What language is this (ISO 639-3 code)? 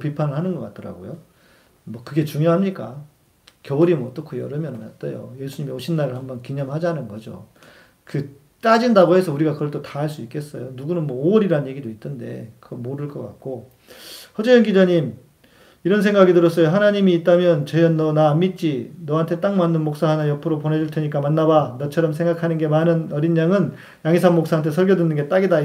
kor